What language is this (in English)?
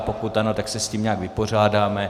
Czech